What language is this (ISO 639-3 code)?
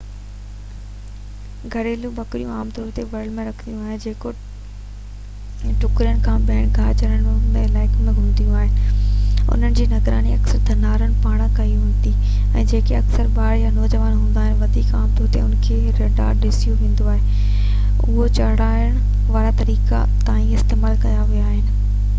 snd